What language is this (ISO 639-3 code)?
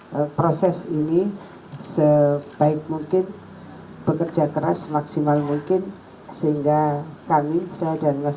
ind